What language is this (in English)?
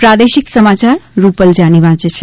Gujarati